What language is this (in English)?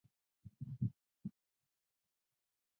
Chinese